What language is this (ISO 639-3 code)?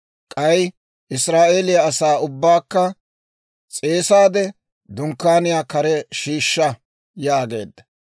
dwr